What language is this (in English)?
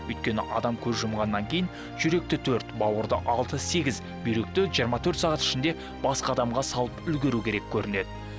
Kazakh